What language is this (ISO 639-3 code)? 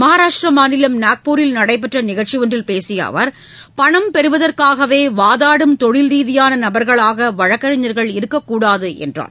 tam